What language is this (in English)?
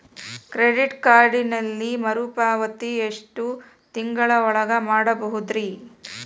Kannada